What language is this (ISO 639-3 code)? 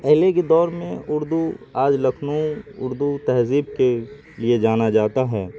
urd